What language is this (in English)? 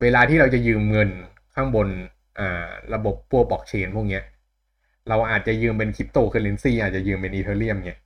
Thai